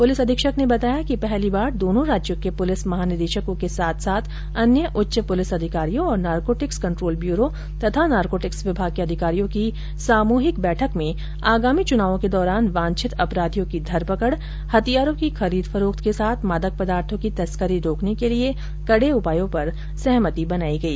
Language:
Hindi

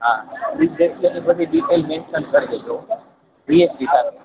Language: Gujarati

